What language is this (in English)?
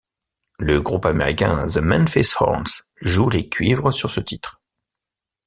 French